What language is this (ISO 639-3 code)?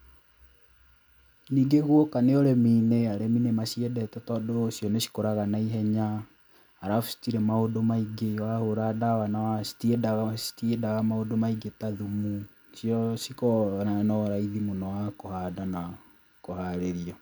kik